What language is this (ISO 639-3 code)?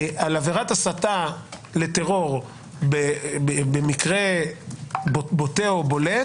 heb